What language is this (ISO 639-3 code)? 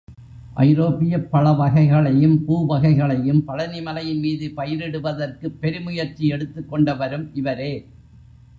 tam